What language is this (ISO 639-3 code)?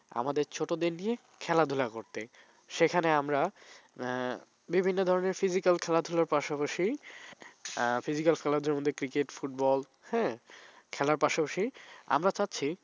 ben